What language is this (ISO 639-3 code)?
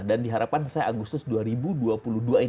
ind